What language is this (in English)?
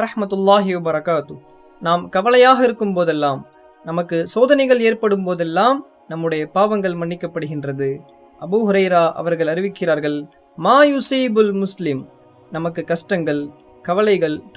Indonesian